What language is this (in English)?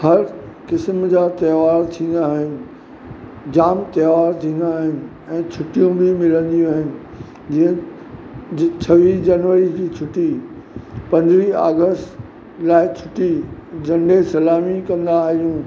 Sindhi